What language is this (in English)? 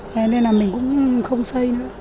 Vietnamese